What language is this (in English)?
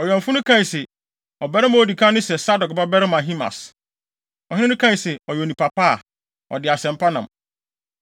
Akan